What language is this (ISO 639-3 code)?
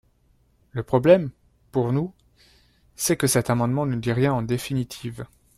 fra